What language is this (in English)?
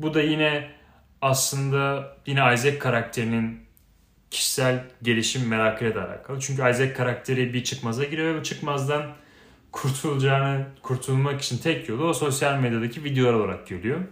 Turkish